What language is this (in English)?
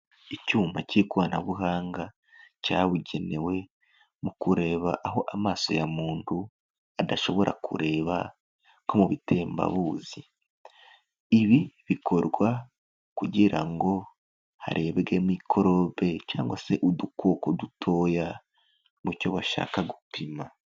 Kinyarwanda